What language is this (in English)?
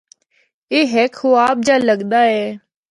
Northern Hindko